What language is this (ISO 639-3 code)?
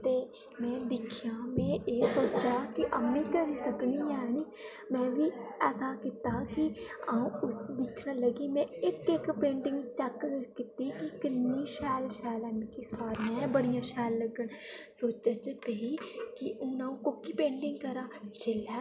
doi